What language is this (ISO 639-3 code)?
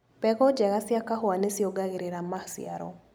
kik